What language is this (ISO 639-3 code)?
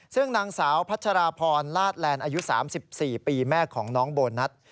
tha